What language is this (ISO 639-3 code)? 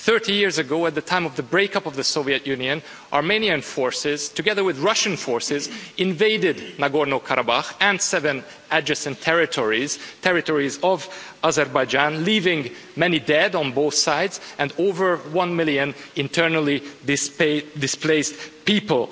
eng